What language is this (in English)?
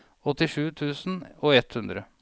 Norwegian